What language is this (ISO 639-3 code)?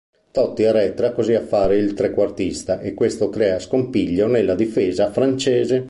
ita